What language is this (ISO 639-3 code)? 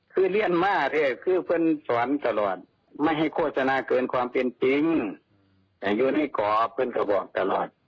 tha